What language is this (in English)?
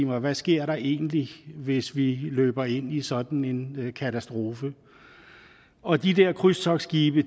Danish